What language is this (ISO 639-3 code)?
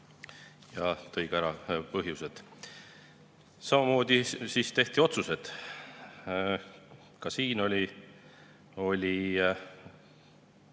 est